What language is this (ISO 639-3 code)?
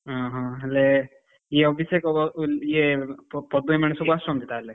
ori